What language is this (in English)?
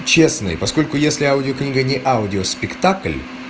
Russian